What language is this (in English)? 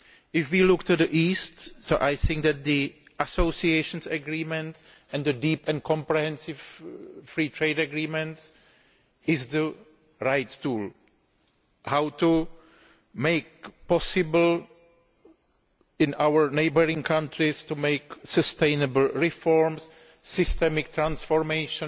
English